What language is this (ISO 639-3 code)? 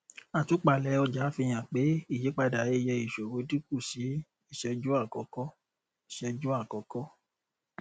yor